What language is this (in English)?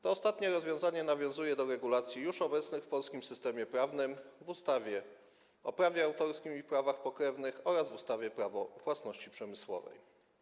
Polish